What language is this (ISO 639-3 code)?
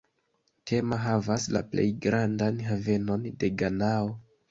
epo